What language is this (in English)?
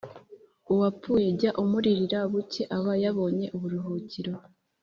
Kinyarwanda